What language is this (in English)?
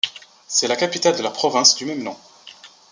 French